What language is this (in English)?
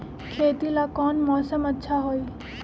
Magahi